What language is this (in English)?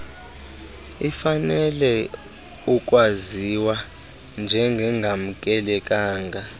Xhosa